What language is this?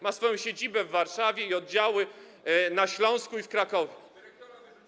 Polish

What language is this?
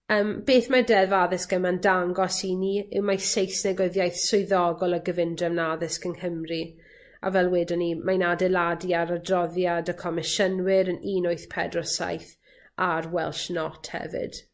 Welsh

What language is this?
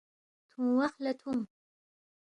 Balti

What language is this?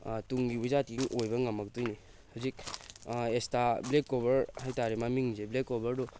Manipuri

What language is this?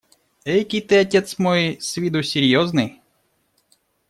Russian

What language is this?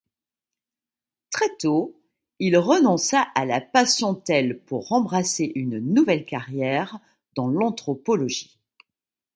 French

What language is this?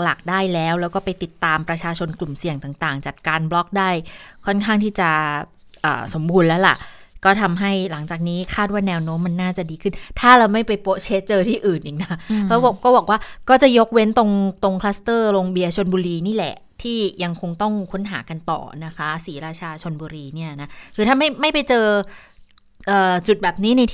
Thai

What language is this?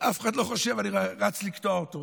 Hebrew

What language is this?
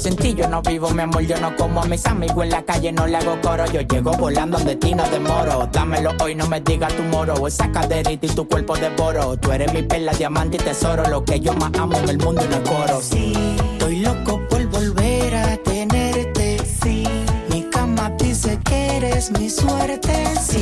Spanish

